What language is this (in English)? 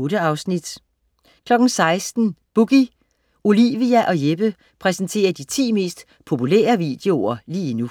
Danish